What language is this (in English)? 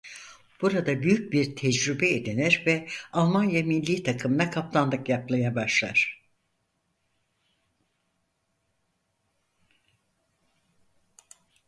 Turkish